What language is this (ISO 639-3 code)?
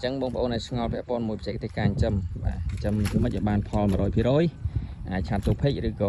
vie